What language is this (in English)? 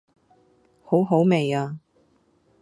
Cantonese